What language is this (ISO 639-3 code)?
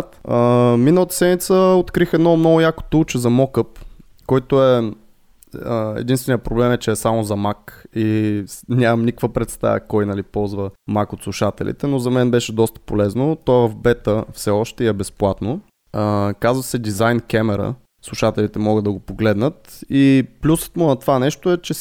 bul